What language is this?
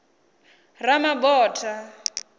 Venda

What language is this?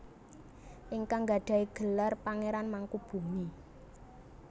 Javanese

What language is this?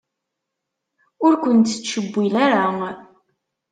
Kabyle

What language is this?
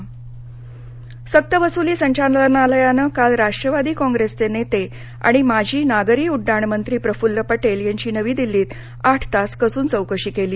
Marathi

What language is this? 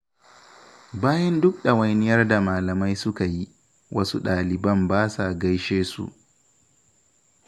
Hausa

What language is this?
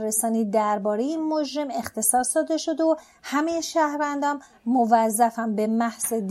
Persian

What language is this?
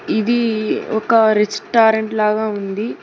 Telugu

